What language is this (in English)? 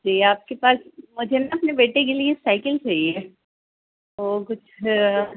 Urdu